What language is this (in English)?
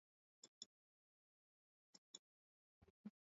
Swahili